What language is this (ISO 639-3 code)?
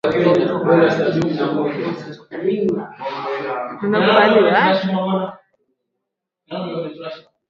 swa